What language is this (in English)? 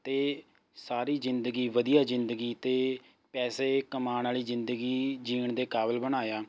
Punjabi